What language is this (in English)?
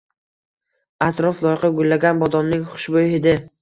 Uzbek